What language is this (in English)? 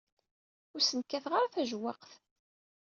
Kabyle